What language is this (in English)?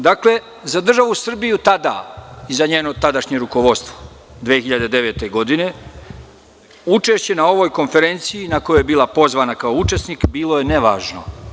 Serbian